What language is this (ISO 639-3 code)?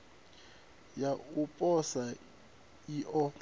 ven